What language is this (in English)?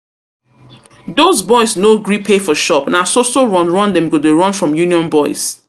Nigerian Pidgin